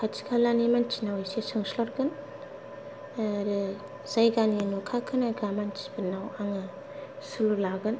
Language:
Bodo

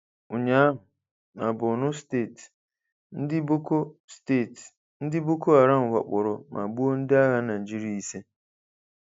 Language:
Igbo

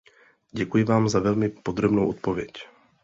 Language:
Czech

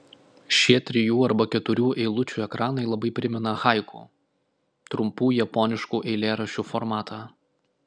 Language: Lithuanian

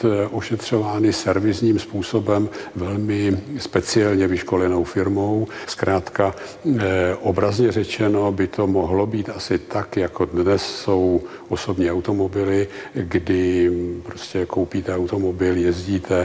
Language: Czech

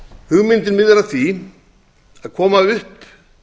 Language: Icelandic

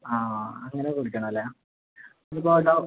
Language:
Malayalam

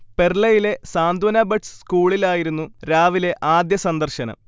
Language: Malayalam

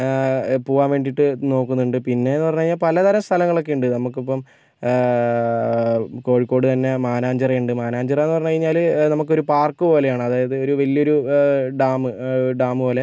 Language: Malayalam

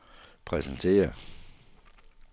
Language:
Danish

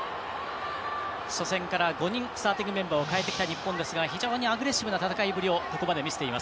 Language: Japanese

